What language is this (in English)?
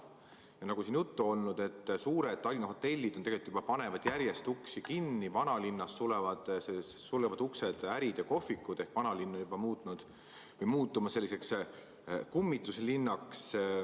Estonian